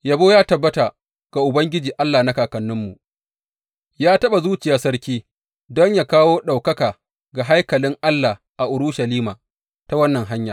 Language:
Hausa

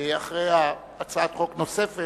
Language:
Hebrew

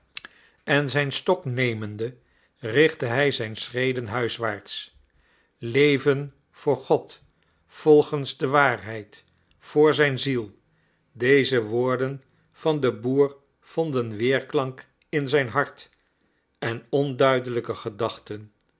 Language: Dutch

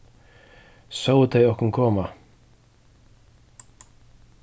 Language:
Faroese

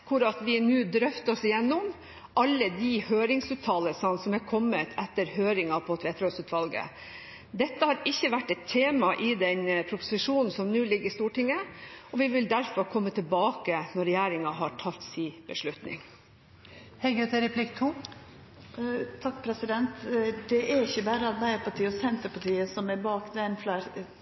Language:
Norwegian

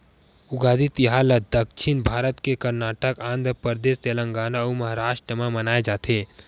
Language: Chhattisgarhi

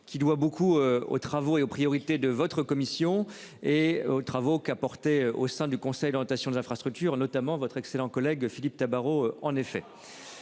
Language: French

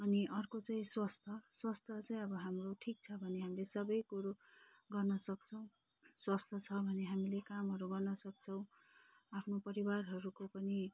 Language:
Nepali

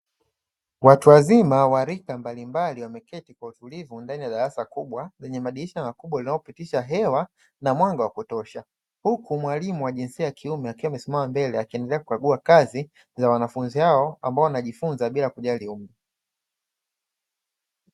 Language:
Swahili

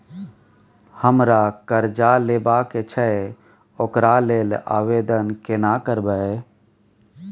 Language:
Maithili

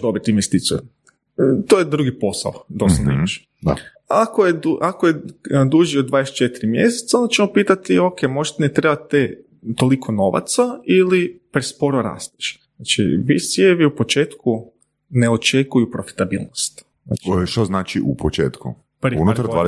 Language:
Croatian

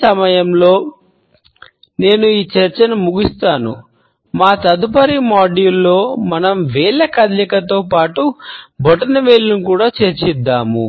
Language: Telugu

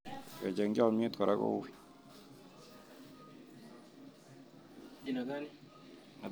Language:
Kalenjin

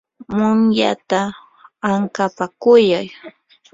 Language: Yanahuanca Pasco Quechua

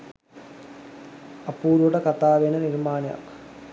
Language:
Sinhala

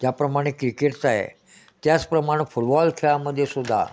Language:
Marathi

